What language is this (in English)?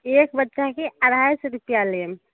Maithili